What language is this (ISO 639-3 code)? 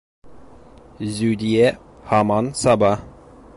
bak